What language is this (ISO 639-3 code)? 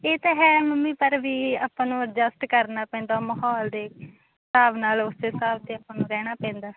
pan